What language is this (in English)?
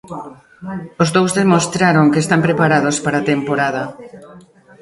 Galician